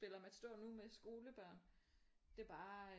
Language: Danish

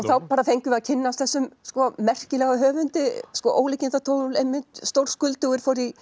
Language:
Icelandic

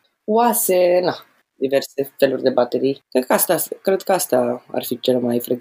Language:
Romanian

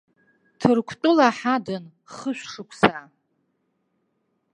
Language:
Abkhazian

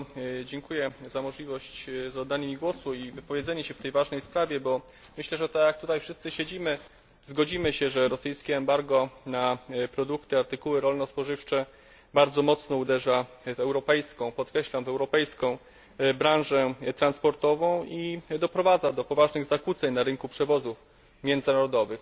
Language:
Polish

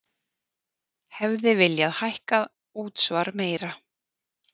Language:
Icelandic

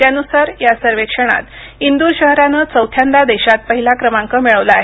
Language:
Marathi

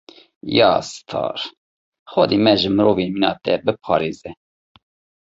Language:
Kurdish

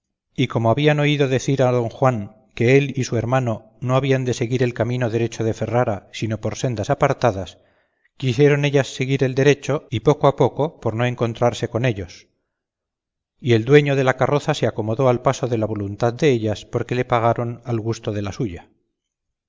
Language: Spanish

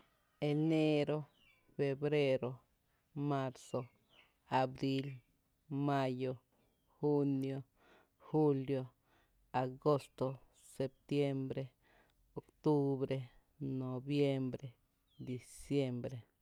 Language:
Tepinapa Chinantec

